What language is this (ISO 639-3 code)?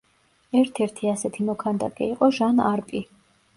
kat